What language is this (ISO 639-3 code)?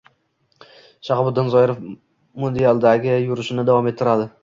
uzb